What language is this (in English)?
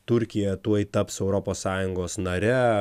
Lithuanian